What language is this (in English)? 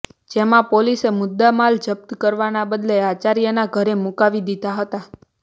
Gujarati